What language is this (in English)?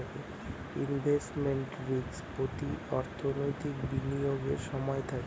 Bangla